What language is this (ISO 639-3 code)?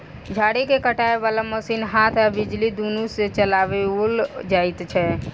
mai